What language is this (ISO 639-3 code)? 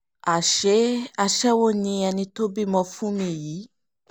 yor